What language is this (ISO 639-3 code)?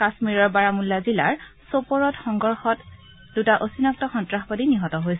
asm